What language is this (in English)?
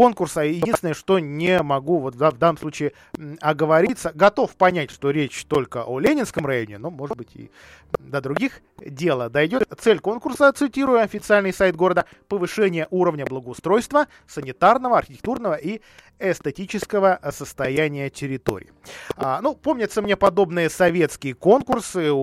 Russian